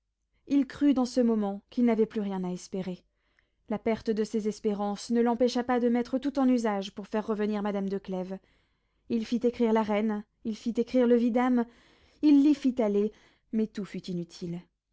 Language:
French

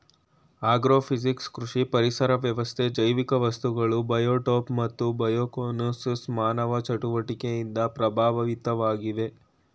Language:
Kannada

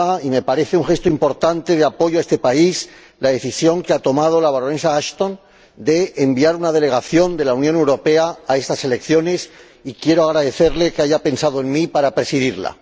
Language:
Spanish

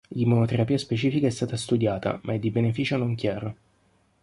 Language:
Italian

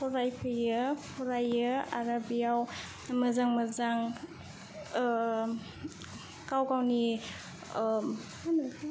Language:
Bodo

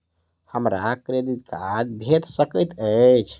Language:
Maithili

